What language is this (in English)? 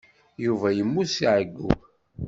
Kabyle